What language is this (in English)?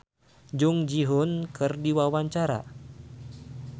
Sundanese